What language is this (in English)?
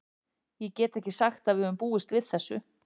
Icelandic